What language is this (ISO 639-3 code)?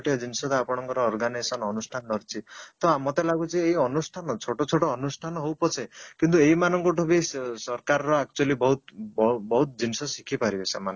ori